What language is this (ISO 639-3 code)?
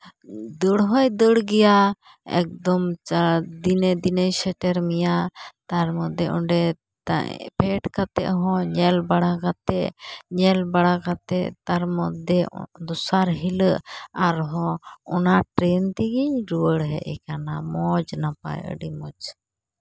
sat